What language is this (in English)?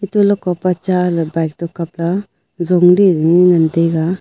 Wancho Naga